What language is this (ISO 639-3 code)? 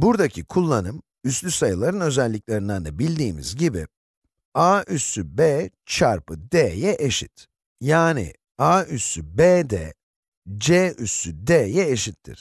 tur